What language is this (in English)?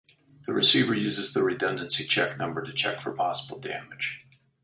English